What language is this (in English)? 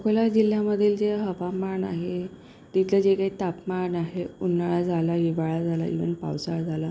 Marathi